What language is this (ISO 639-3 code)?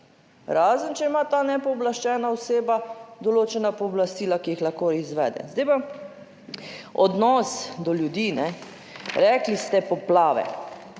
slv